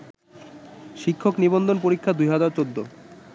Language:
Bangla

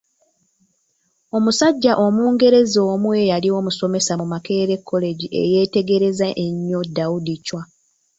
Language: Ganda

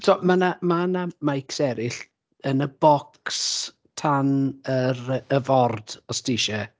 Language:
Welsh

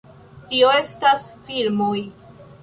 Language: Esperanto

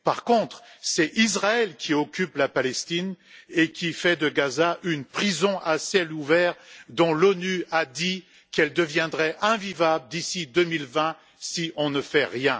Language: French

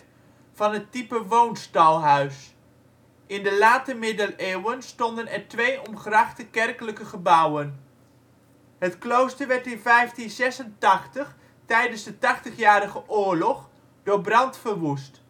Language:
Dutch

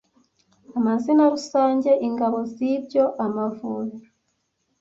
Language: Kinyarwanda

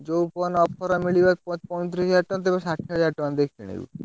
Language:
Odia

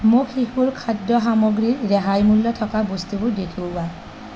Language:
Assamese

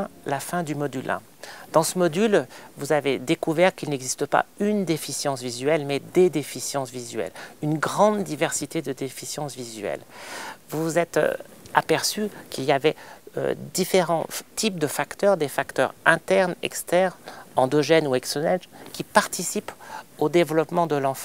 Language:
French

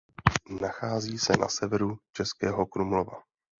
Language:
Czech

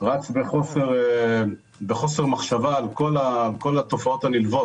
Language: Hebrew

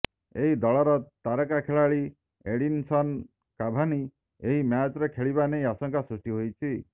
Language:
Odia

